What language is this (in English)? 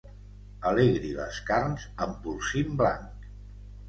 Catalan